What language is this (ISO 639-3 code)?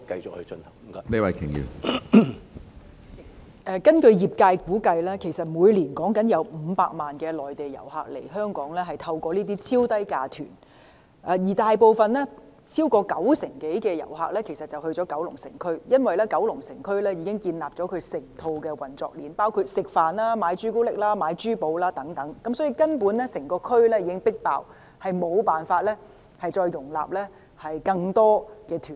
yue